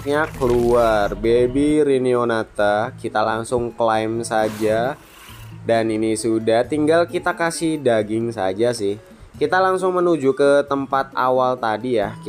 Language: Indonesian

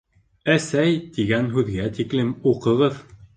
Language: Bashkir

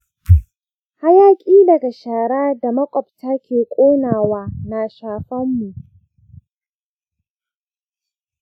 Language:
Hausa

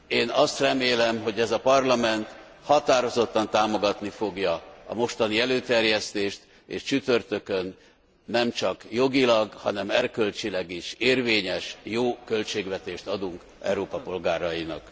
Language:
Hungarian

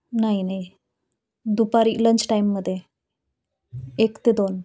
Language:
Marathi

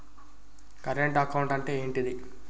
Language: Telugu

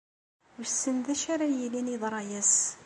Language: Kabyle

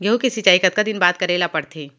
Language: Chhattisgarhi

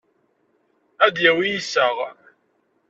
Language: Kabyle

